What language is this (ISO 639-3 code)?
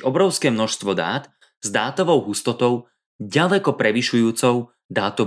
slk